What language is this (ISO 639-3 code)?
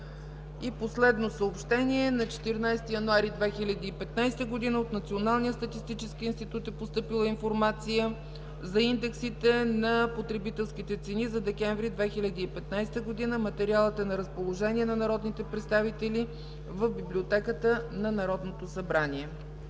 bul